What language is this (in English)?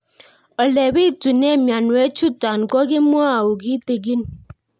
Kalenjin